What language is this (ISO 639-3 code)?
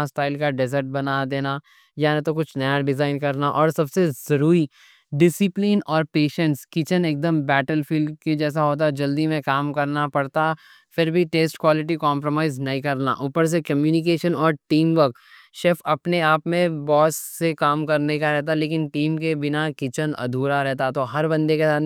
dcc